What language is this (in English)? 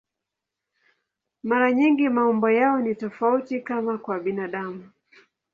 Swahili